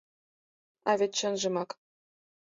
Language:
Mari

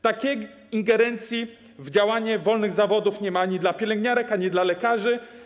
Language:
Polish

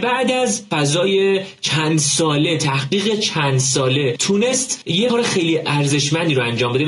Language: Persian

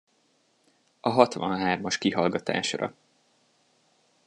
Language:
Hungarian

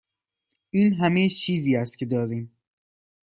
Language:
Persian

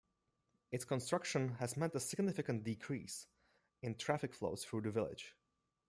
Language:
English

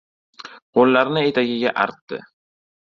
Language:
Uzbek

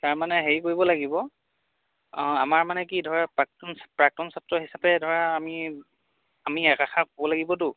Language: Assamese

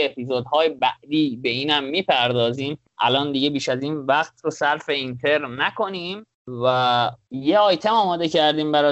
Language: Persian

